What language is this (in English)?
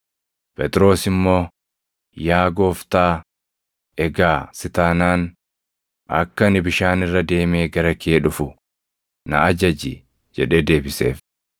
Oromo